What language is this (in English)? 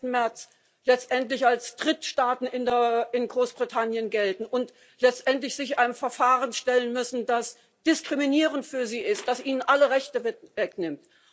German